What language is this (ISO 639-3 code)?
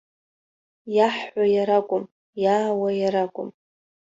abk